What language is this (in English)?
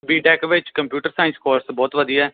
Punjabi